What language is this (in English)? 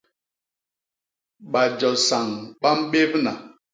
Basaa